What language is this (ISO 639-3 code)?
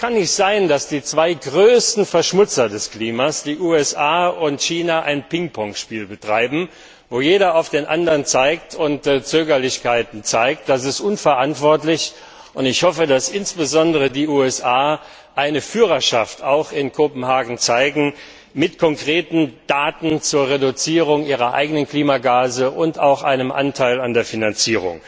deu